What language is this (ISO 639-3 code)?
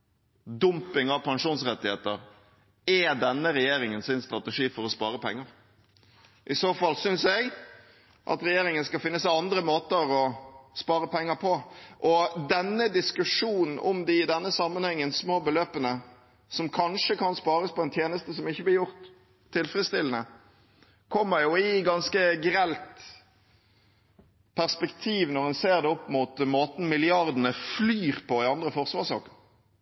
nob